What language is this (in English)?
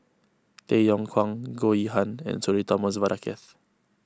English